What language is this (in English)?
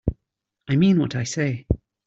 English